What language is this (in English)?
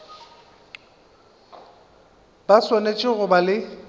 Northern Sotho